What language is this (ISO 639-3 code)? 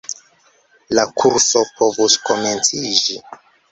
epo